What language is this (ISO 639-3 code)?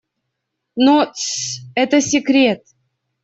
rus